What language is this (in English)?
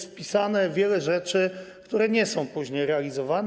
Polish